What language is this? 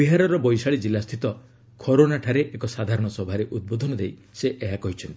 Odia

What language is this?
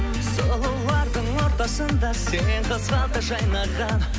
Kazakh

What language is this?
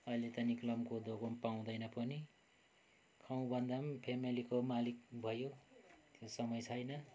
Nepali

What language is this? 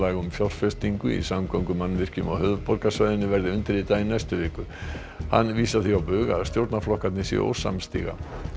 Icelandic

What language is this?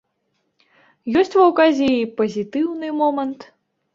Belarusian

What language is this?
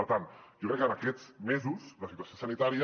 Catalan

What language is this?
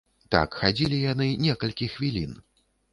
Belarusian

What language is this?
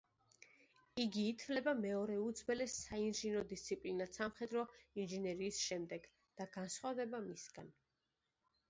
Georgian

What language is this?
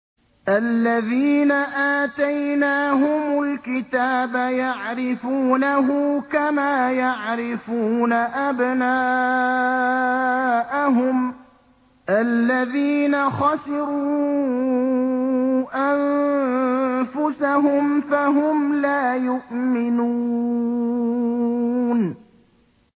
Arabic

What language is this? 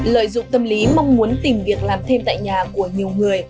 Vietnamese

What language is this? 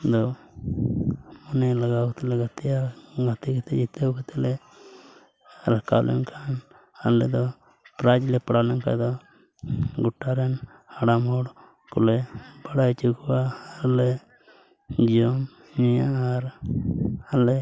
Santali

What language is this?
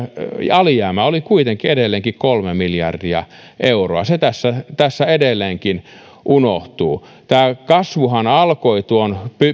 Finnish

